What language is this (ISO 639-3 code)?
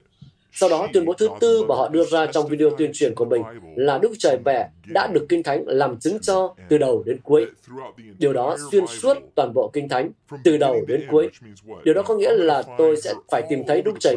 vie